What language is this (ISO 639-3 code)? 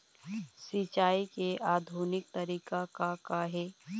hne